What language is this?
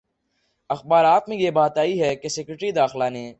Urdu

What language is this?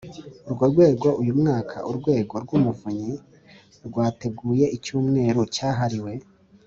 Kinyarwanda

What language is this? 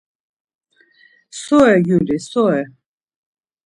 Laz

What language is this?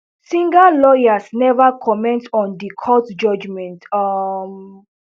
Nigerian Pidgin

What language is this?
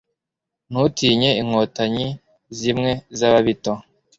Kinyarwanda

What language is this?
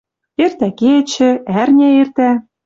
Western Mari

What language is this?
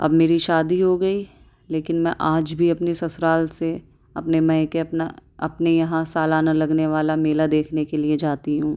Urdu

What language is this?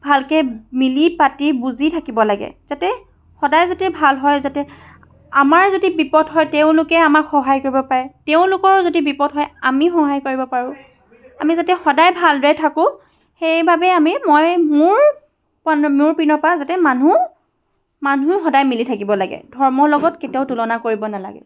Assamese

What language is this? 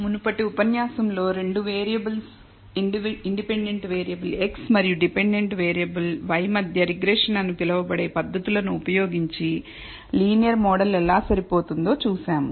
Telugu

